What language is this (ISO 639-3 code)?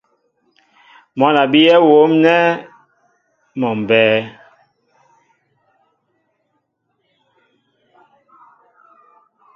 mbo